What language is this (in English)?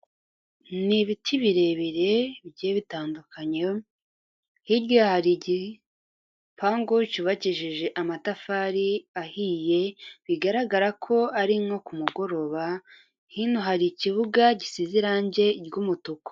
Kinyarwanda